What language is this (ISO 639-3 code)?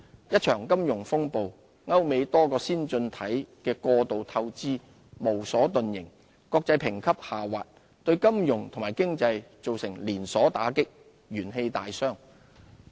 yue